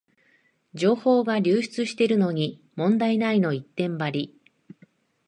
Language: Japanese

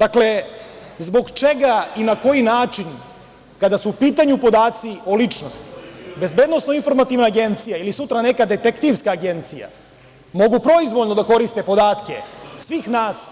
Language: Serbian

